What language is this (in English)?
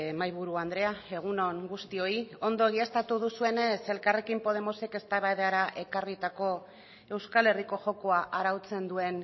Basque